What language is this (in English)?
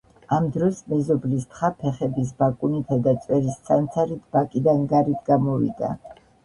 Georgian